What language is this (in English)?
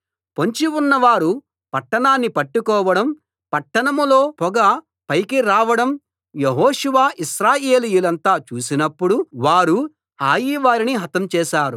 Telugu